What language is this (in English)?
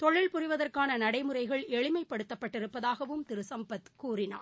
Tamil